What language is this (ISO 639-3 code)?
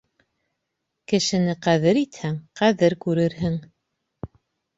bak